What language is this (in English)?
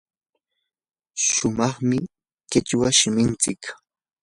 Yanahuanca Pasco Quechua